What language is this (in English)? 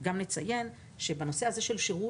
Hebrew